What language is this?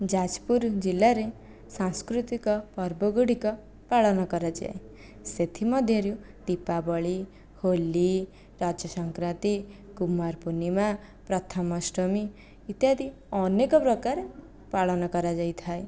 Odia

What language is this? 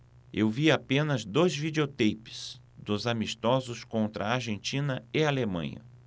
Portuguese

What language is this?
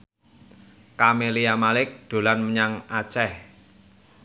Javanese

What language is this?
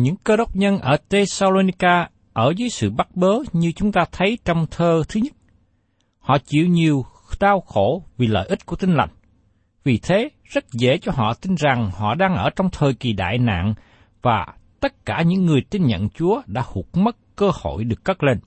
Vietnamese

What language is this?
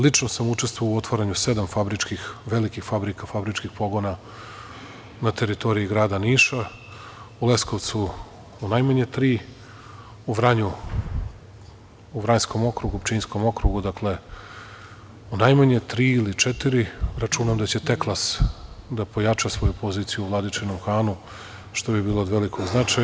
Serbian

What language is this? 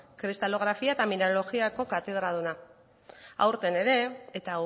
Basque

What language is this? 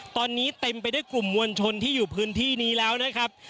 Thai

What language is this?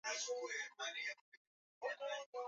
Swahili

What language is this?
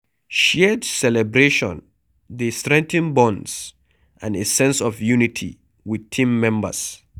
Nigerian Pidgin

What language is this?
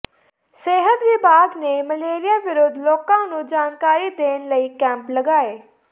Punjabi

